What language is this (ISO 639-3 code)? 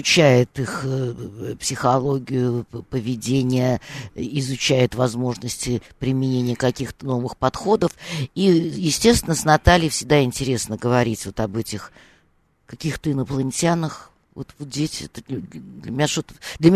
rus